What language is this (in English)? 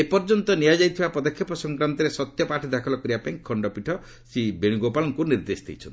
Odia